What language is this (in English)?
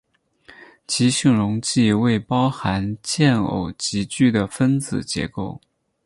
Chinese